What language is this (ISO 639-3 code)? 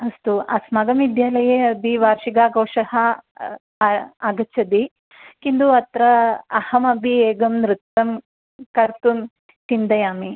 san